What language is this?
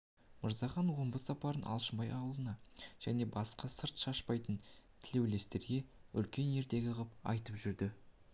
Kazakh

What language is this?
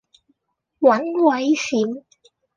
Cantonese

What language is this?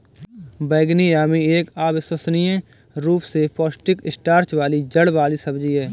Hindi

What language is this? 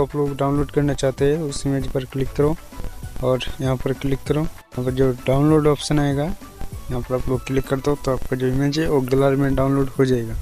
Hindi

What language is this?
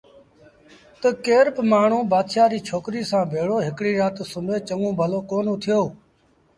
Sindhi Bhil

